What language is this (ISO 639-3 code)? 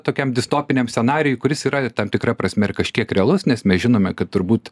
lit